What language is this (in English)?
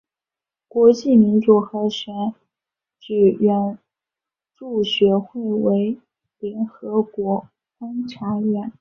Chinese